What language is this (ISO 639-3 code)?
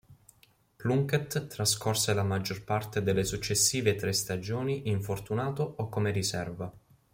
ita